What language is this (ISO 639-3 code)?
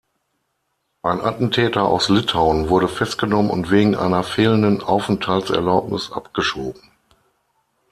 deu